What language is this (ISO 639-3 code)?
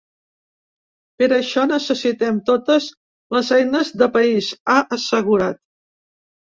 cat